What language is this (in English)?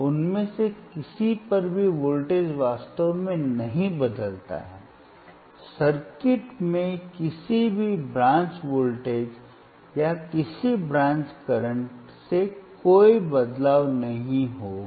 Hindi